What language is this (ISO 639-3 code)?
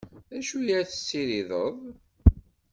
kab